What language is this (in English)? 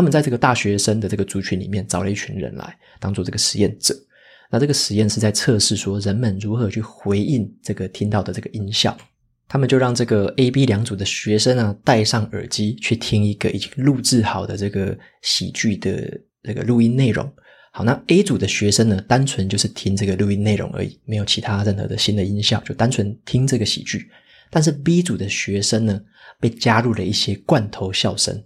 Chinese